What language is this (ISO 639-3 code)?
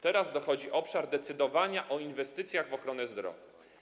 pol